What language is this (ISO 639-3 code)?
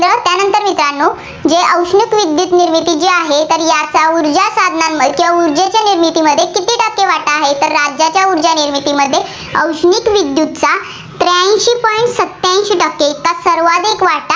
mar